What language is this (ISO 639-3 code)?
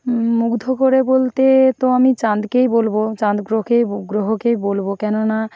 ben